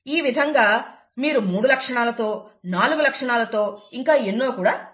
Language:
Telugu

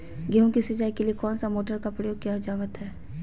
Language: Magahi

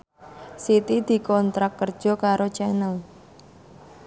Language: Javanese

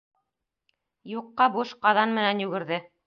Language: Bashkir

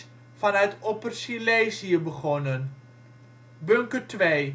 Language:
Dutch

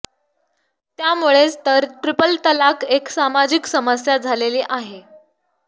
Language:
Marathi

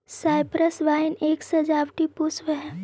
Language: Magahi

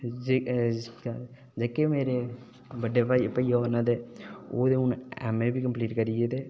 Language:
Dogri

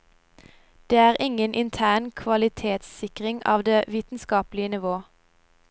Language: Norwegian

